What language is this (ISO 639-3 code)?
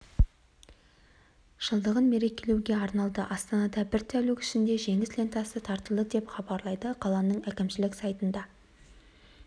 kaz